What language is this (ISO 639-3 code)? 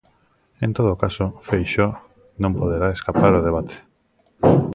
glg